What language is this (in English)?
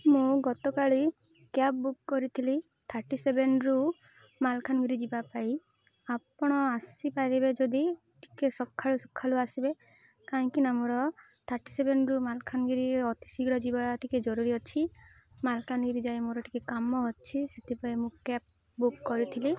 Odia